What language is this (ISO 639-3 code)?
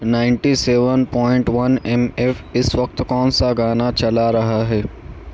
urd